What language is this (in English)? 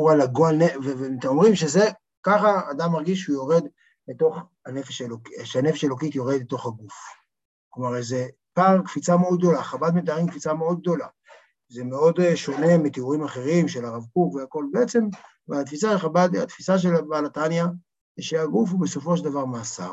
Hebrew